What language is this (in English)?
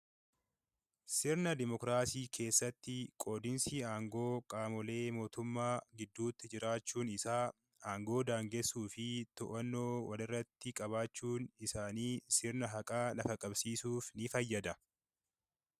Oromo